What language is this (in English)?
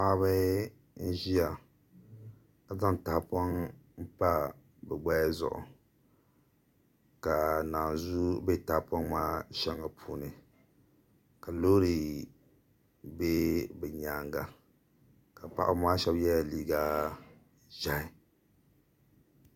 Dagbani